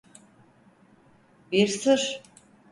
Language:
Turkish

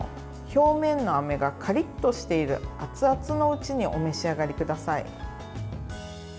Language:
Japanese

